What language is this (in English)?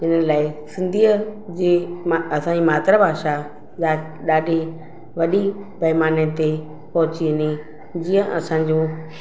Sindhi